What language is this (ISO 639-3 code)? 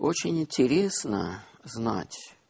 rus